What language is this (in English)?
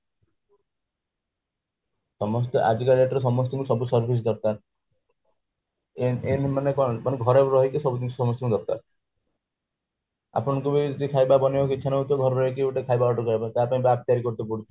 Odia